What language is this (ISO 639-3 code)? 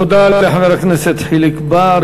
heb